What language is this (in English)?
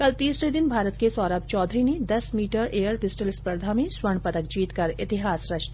Hindi